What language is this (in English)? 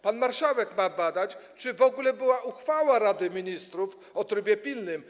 Polish